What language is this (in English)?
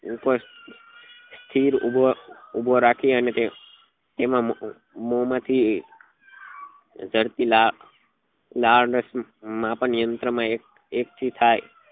Gujarati